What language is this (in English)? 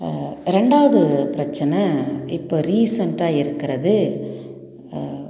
Tamil